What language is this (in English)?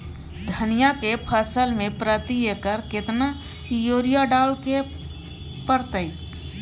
Maithili